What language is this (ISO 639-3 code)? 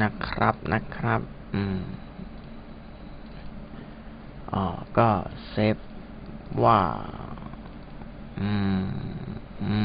tha